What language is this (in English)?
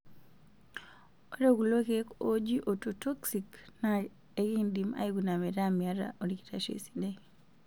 Masai